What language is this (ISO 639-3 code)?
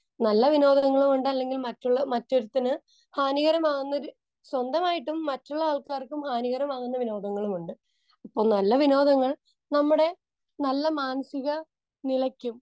mal